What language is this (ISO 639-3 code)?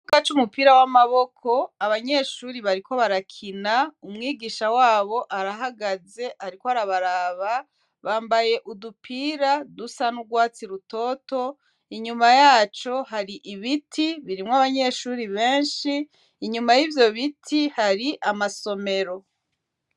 run